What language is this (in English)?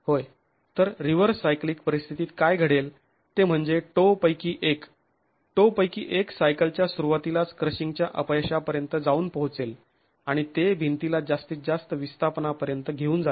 Marathi